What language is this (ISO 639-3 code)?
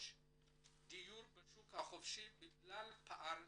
heb